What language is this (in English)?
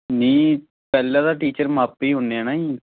Punjabi